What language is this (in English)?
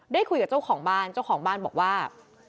Thai